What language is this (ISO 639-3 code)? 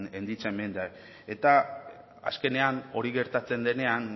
eus